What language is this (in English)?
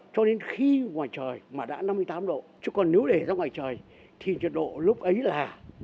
Vietnamese